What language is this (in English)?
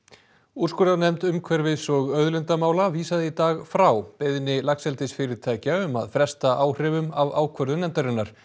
Icelandic